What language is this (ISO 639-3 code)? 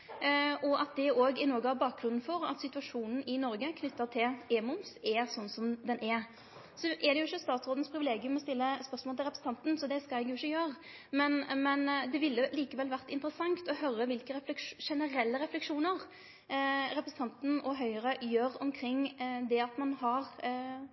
nno